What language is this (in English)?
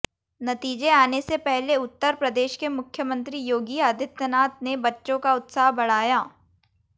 Hindi